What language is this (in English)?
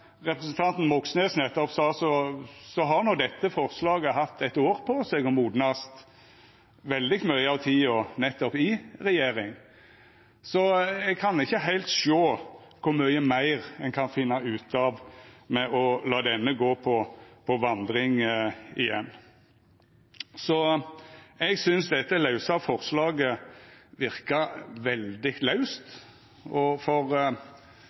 Norwegian Nynorsk